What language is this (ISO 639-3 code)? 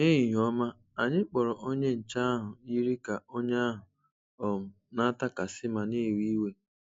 ibo